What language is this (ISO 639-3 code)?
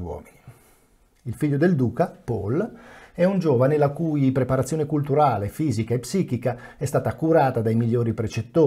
ita